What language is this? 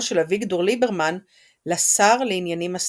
Hebrew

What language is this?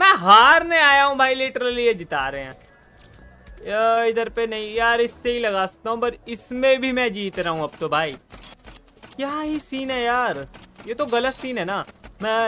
Hindi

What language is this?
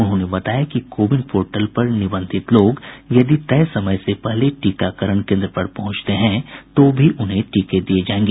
Hindi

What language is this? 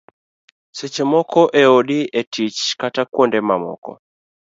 Luo (Kenya and Tanzania)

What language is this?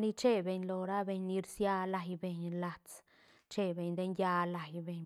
Santa Catarina Albarradas Zapotec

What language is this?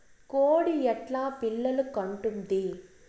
Telugu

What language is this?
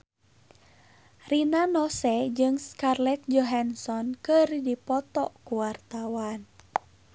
Sundanese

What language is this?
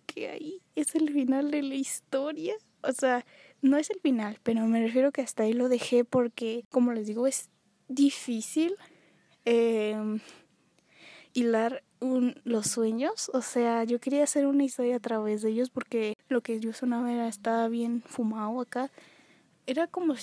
Spanish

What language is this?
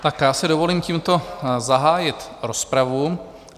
Czech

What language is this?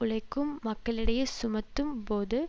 Tamil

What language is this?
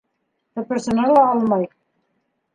Bashkir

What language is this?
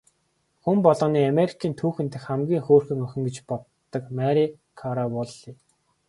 Mongolian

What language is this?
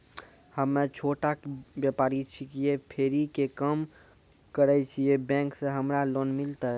Maithili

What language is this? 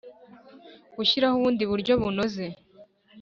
Kinyarwanda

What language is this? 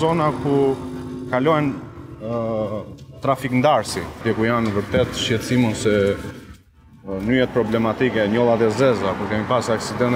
Romanian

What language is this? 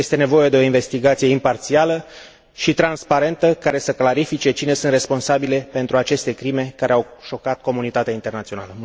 Romanian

